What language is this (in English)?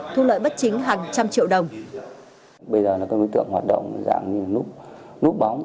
Vietnamese